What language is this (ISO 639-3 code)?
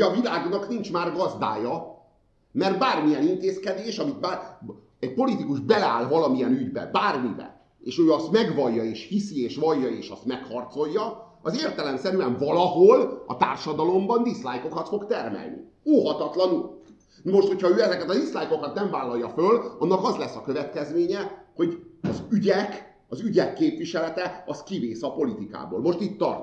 hun